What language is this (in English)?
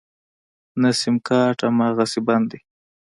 Pashto